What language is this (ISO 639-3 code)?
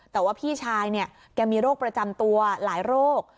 tha